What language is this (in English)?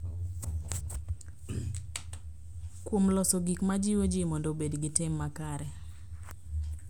Luo (Kenya and Tanzania)